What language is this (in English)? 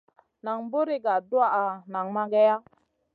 Masana